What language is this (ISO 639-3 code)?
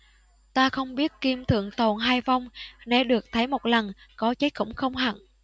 vie